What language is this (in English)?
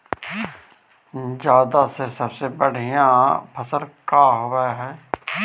Magahi